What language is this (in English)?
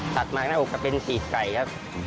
Thai